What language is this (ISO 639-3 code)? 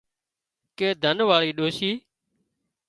kxp